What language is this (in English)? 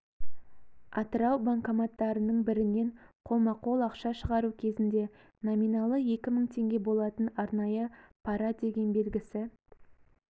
Kazakh